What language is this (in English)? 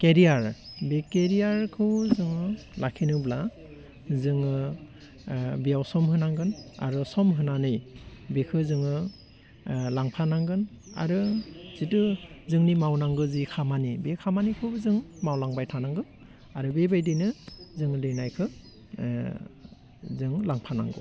Bodo